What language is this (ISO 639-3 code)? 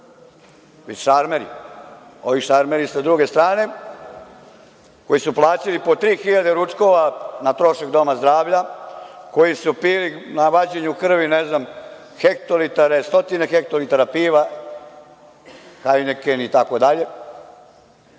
srp